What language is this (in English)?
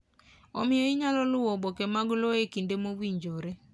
Luo (Kenya and Tanzania)